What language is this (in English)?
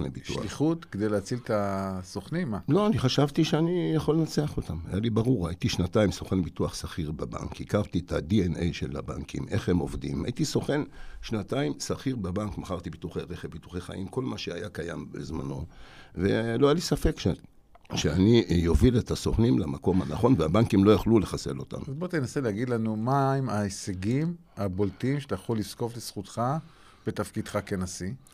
Hebrew